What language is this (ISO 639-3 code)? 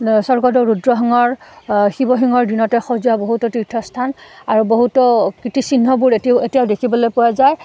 asm